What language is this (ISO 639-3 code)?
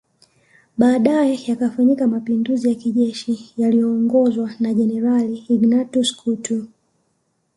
swa